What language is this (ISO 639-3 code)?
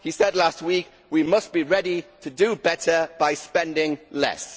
eng